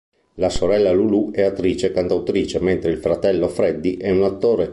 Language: Italian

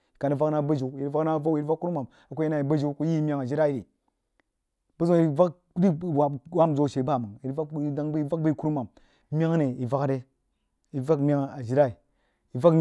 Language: Jiba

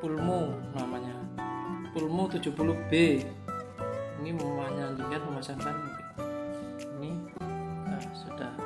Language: Indonesian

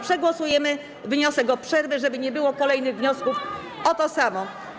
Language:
Polish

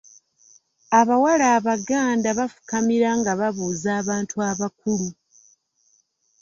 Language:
Ganda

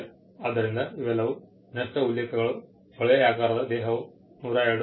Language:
Kannada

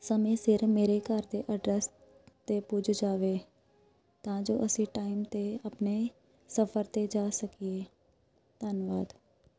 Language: Punjabi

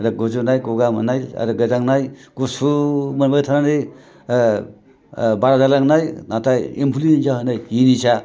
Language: Bodo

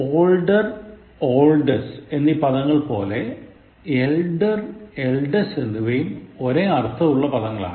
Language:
Malayalam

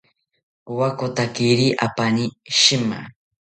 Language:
South Ucayali Ashéninka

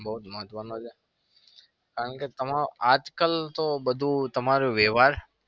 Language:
Gujarati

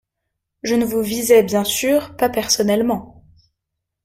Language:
French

